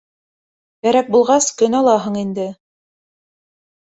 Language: Bashkir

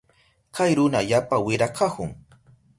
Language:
Southern Pastaza Quechua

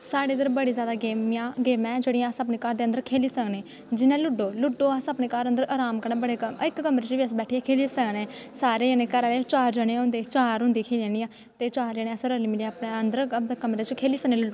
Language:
Dogri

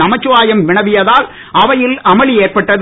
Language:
Tamil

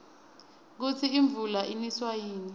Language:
Swati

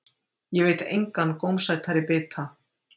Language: Icelandic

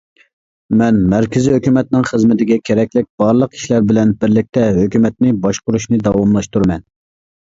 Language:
Uyghur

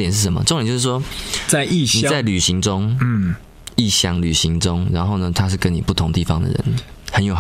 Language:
Chinese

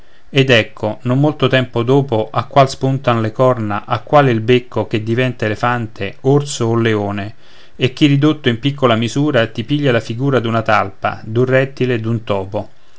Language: Italian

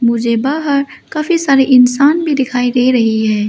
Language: Hindi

